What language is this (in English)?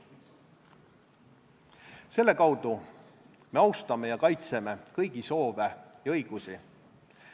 Estonian